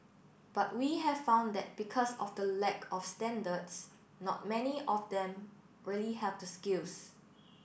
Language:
English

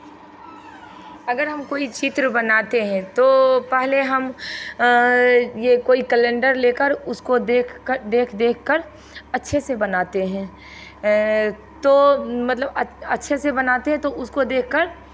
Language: Hindi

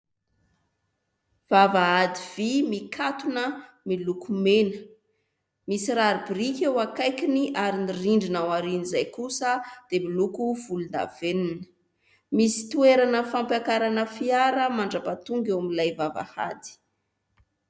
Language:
Malagasy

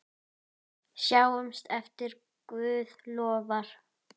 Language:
Icelandic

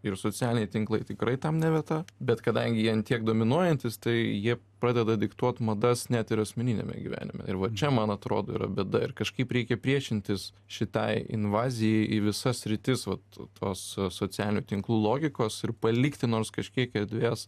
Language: Lithuanian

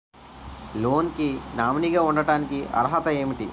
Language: Telugu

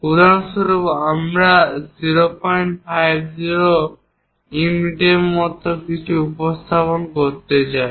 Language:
Bangla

